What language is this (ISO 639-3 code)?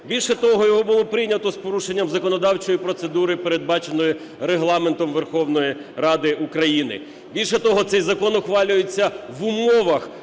ukr